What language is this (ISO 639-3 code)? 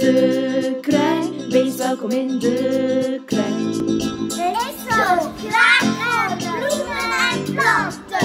nld